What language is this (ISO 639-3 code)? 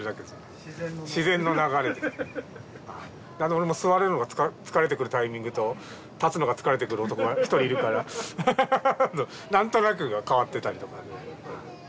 jpn